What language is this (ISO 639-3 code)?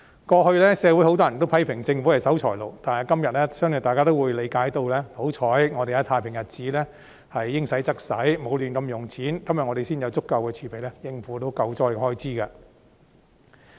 yue